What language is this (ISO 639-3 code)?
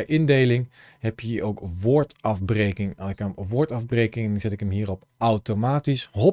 nld